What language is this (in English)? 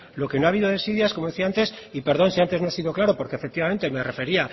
Spanish